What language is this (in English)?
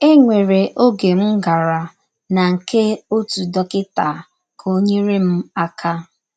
Igbo